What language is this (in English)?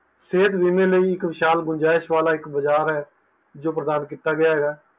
Punjabi